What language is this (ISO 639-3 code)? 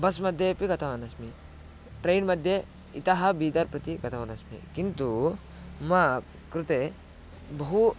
san